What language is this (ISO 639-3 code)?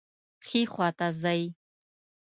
pus